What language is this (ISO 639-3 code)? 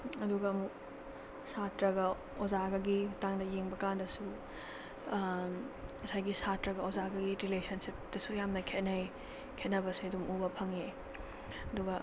mni